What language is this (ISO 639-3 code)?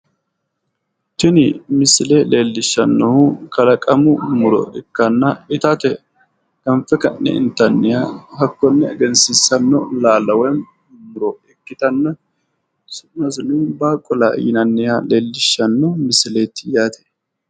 sid